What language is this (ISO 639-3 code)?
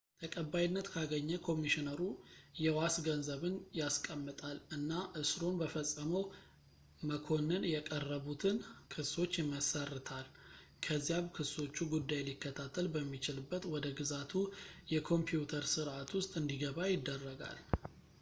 amh